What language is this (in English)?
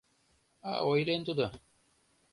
Mari